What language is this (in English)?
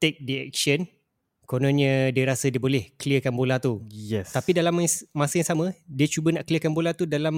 Malay